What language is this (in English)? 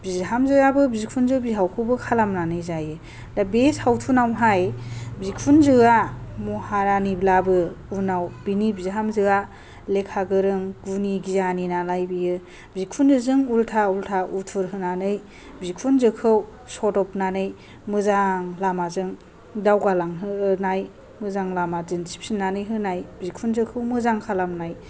Bodo